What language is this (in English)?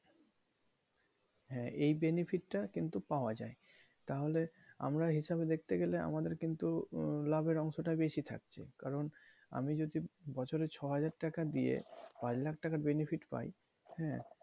Bangla